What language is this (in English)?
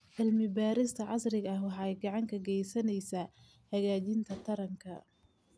Somali